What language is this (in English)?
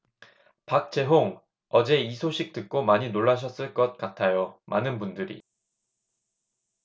Korean